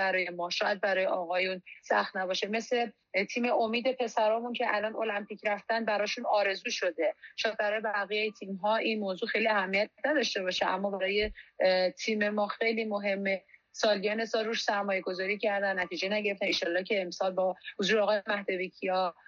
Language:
Persian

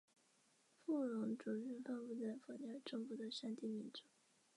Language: Chinese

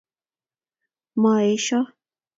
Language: Kalenjin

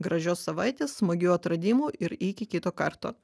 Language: Lithuanian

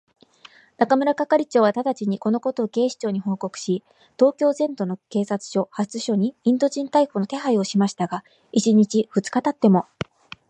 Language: Japanese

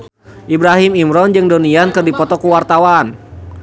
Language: Sundanese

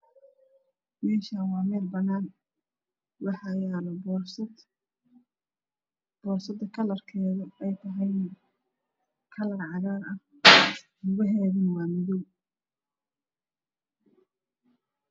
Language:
Somali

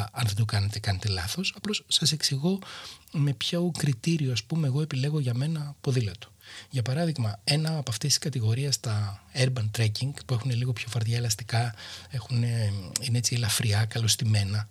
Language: Greek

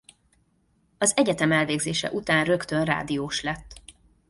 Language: Hungarian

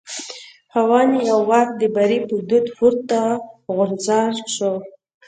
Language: Pashto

